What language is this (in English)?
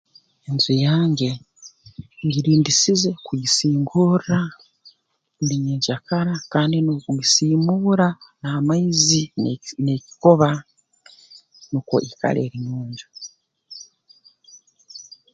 Tooro